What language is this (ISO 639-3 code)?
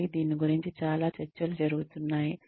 tel